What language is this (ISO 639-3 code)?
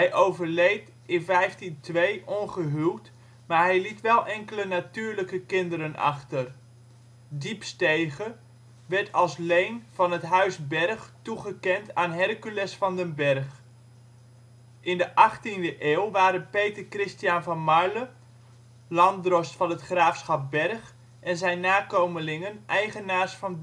nld